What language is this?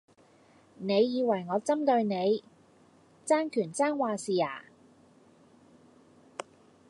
Cantonese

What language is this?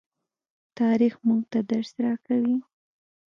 Pashto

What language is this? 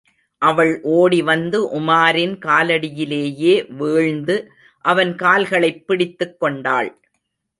Tamil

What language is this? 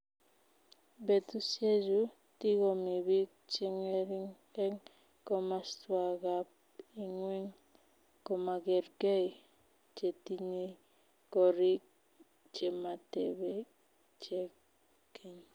Kalenjin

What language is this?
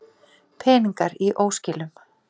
Icelandic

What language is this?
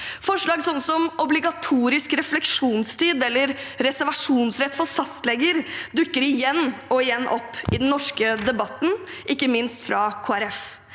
Norwegian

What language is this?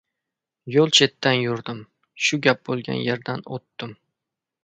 Uzbek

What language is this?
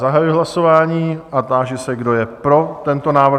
Czech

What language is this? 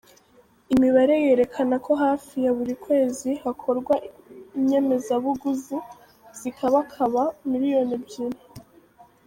Kinyarwanda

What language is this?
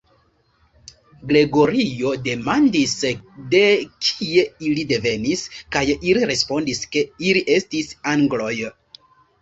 Esperanto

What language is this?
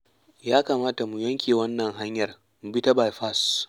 Hausa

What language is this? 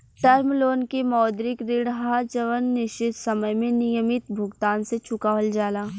Bhojpuri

